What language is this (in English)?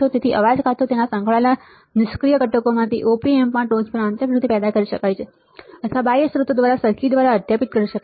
Gujarati